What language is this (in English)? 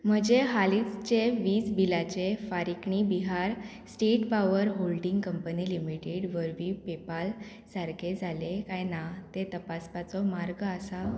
Konkani